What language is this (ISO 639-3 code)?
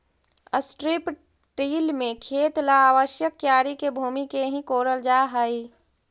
mag